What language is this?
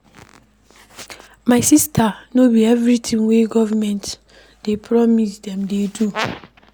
Nigerian Pidgin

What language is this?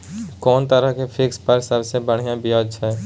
Maithili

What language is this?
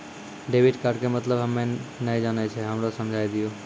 Maithili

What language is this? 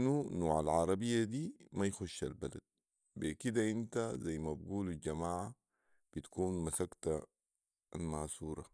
Sudanese Arabic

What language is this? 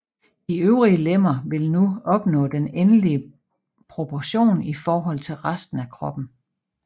Danish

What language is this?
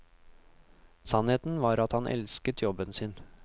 Norwegian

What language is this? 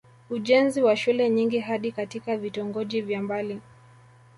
Swahili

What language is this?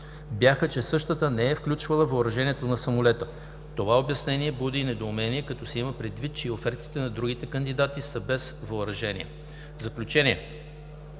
Bulgarian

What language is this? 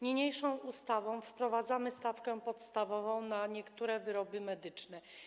Polish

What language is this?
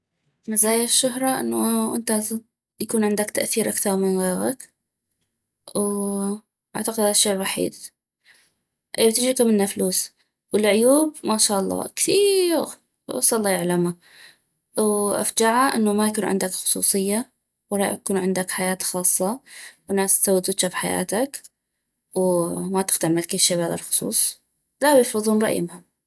North Mesopotamian Arabic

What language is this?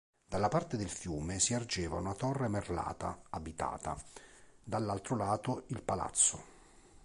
Italian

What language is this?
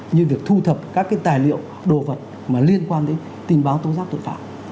Vietnamese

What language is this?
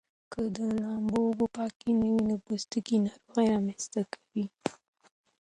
Pashto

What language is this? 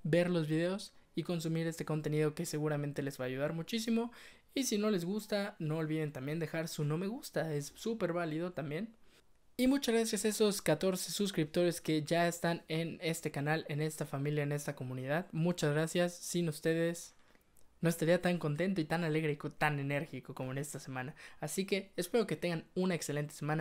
Spanish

